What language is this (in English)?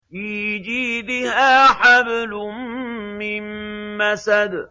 Arabic